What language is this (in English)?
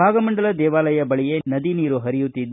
Kannada